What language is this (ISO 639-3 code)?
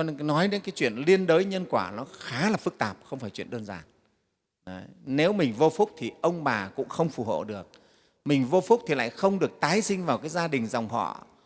vie